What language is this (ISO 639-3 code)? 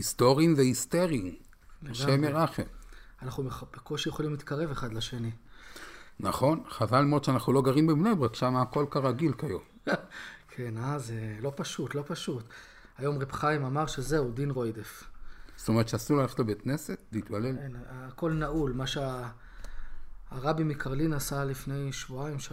heb